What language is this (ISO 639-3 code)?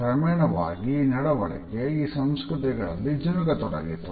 kan